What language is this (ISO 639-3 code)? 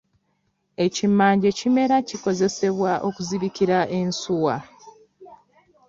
lug